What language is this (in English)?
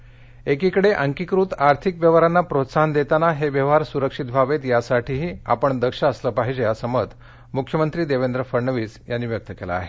Marathi